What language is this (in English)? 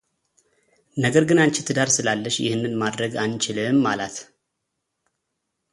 Amharic